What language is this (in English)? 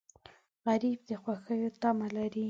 Pashto